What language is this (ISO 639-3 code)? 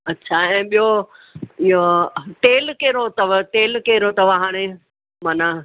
snd